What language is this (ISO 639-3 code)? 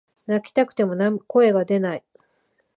jpn